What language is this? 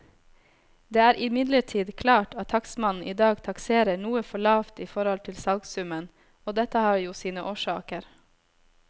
Norwegian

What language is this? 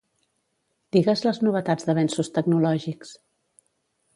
Catalan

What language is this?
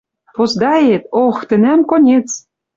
Western Mari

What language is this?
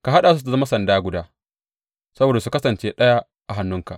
Hausa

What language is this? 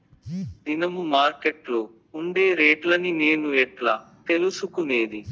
Telugu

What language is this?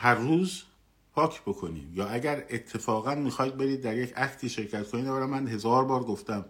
Persian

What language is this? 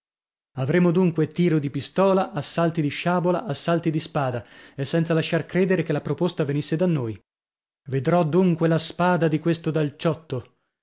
Italian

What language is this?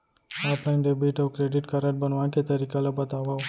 Chhattisgarhi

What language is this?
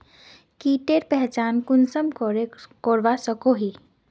Magahi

